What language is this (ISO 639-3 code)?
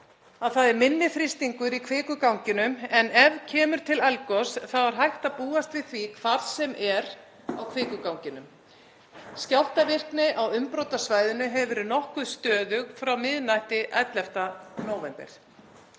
isl